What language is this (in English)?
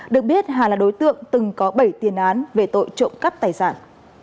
Vietnamese